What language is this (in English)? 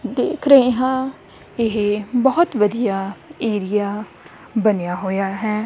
Punjabi